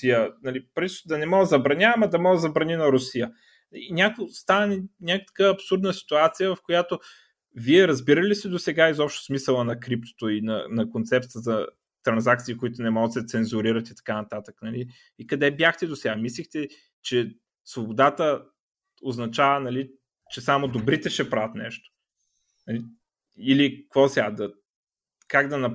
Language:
Bulgarian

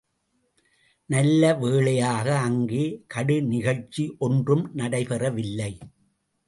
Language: Tamil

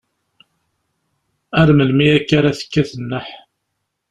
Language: Kabyle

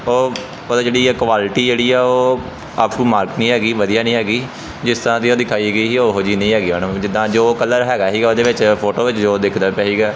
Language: Punjabi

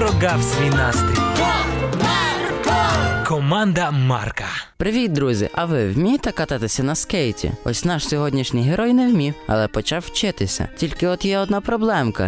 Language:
Ukrainian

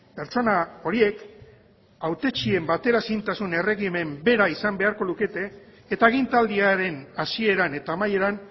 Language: Basque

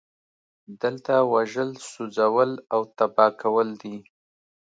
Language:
Pashto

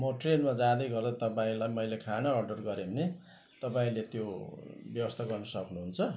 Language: Nepali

